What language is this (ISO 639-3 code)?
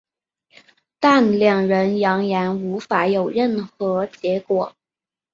zho